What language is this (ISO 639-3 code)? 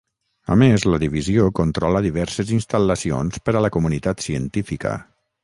cat